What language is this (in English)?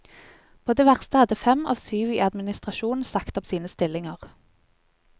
Norwegian